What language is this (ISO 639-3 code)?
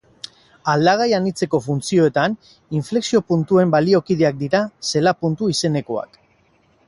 eus